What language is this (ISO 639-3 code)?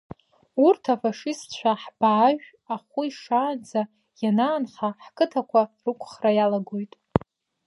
abk